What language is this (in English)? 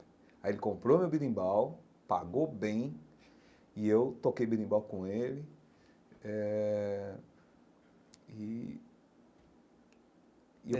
Portuguese